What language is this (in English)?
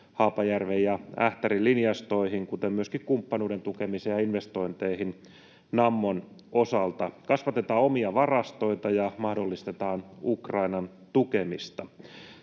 Finnish